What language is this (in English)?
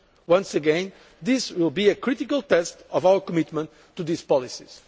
English